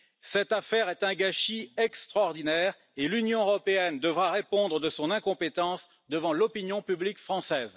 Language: French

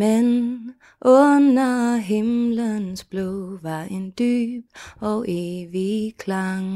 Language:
Danish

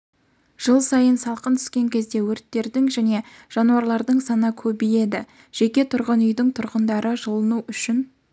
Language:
Kazakh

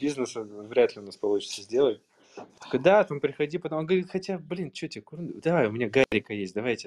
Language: Russian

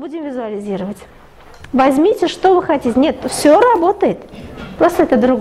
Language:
Russian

